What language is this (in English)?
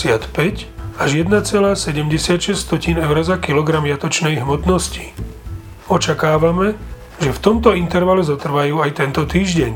Slovak